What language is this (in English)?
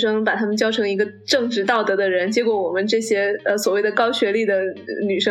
Chinese